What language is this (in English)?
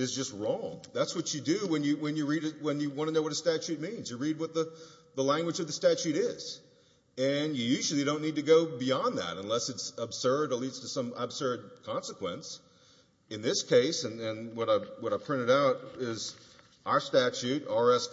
English